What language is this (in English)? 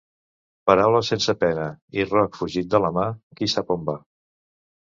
Catalan